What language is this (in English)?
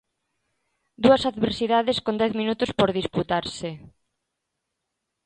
Galician